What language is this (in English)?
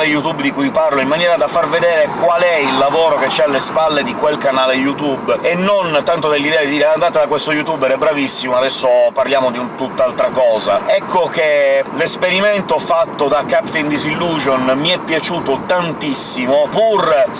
Italian